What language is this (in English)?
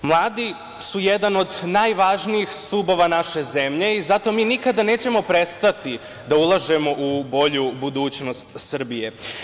Serbian